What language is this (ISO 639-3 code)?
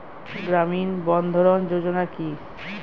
ben